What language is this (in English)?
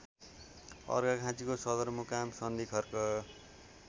Nepali